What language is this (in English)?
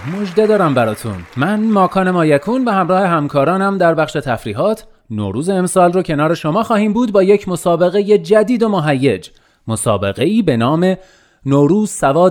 Persian